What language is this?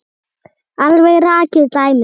Icelandic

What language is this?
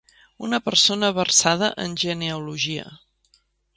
Catalan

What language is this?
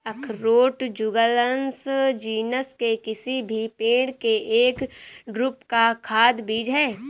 Hindi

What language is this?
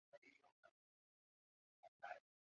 Chinese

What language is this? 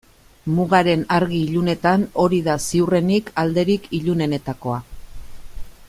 Basque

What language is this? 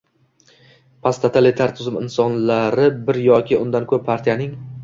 Uzbek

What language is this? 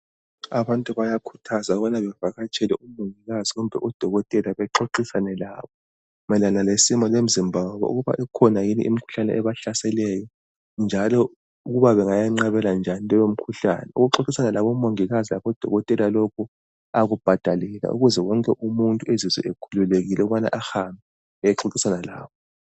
North Ndebele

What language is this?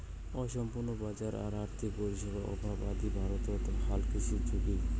Bangla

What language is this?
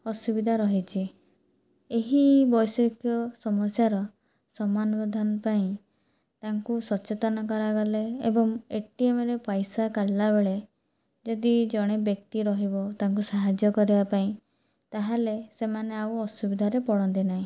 Odia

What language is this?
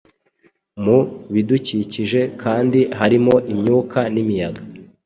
Kinyarwanda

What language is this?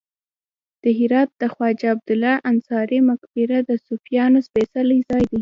Pashto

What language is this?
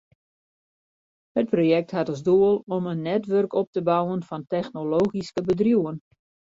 Western Frisian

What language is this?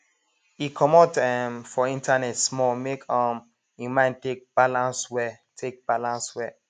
Nigerian Pidgin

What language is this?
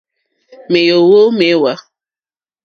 Mokpwe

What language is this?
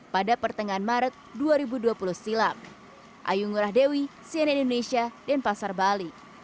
Indonesian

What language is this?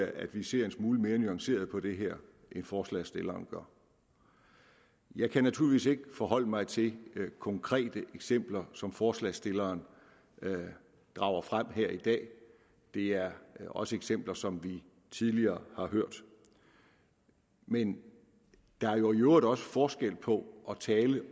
Danish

